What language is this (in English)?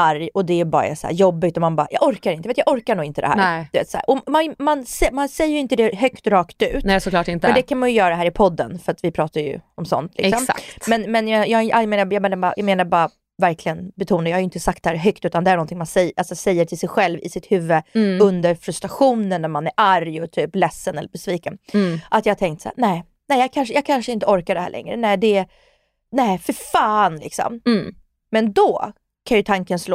Swedish